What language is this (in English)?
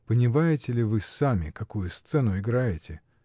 Russian